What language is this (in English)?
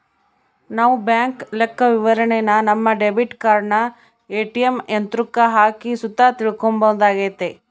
Kannada